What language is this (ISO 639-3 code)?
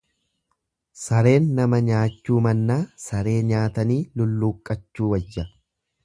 orm